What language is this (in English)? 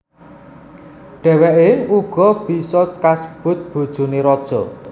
Javanese